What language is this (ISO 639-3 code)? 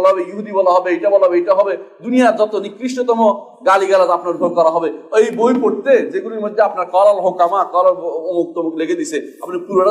ara